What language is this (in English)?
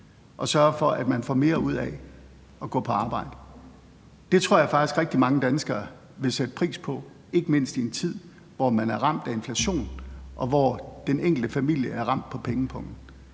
Danish